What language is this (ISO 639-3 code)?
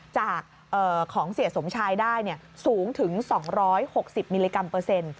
tha